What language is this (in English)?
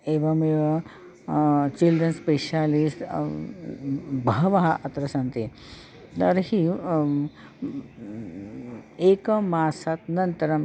Sanskrit